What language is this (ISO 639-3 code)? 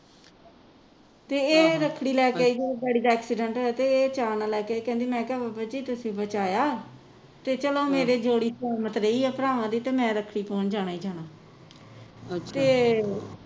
pan